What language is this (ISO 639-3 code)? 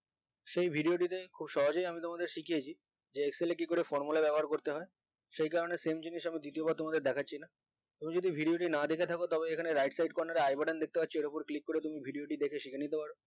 ben